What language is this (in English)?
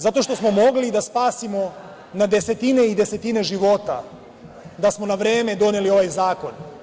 Serbian